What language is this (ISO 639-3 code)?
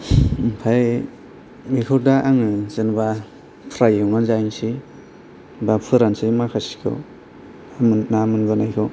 brx